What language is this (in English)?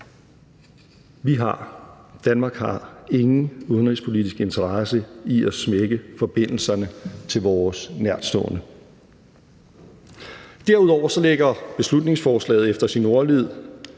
Danish